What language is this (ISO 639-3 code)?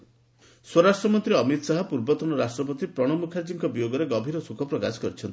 ori